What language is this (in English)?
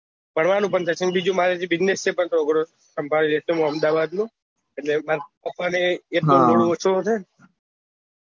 Gujarati